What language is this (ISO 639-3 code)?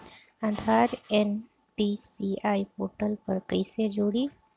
bho